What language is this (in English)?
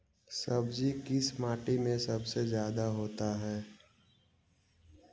Magahi